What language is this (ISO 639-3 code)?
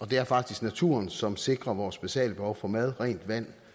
dan